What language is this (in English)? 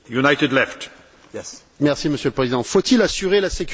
French